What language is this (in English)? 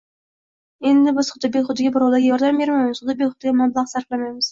Uzbek